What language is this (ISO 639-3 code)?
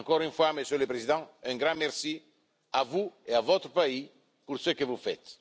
fra